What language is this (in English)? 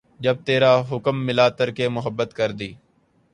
Urdu